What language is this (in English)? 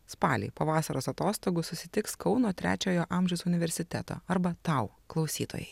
Lithuanian